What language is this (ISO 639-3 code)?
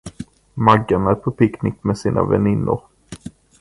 swe